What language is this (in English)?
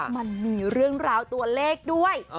Thai